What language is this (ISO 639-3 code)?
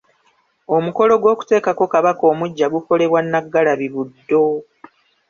lug